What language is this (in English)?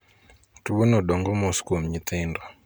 Luo (Kenya and Tanzania)